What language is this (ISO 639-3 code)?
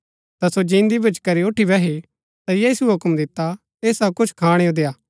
gbk